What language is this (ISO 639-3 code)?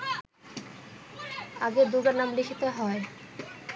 ben